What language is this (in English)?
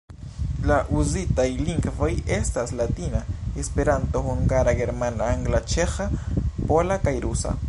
Esperanto